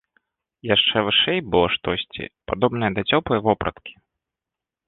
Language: Belarusian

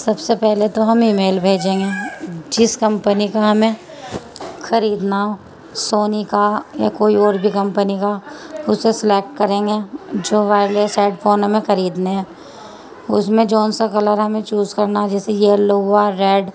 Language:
Urdu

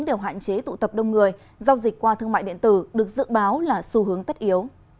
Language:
Vietnamese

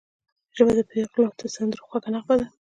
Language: Pashto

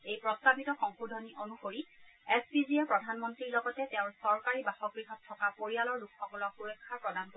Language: Assamese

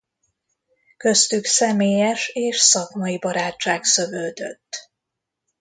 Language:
Hungarian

